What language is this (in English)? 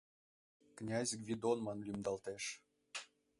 Mari